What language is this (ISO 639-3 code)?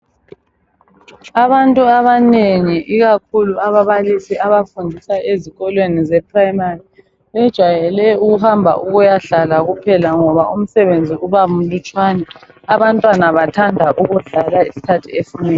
nde